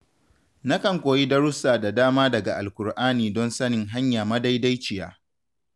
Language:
Hausa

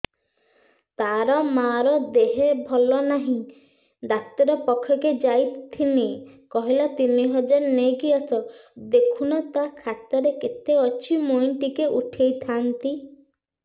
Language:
Odia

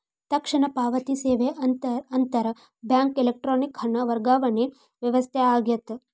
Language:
Kannada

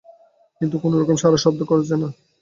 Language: Bangla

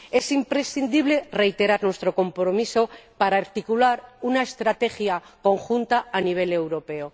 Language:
Spanish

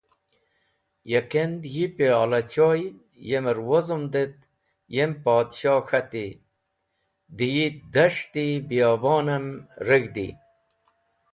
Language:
Wakhi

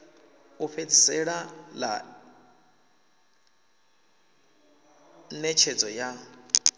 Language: Venda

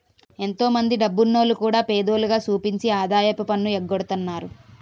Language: Telugu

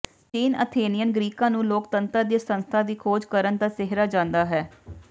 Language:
Punjabi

